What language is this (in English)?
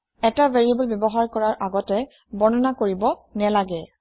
Assamese